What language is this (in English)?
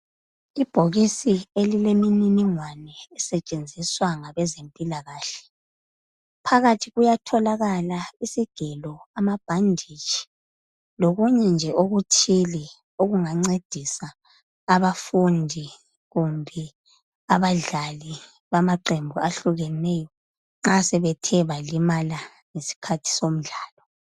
North Ndebele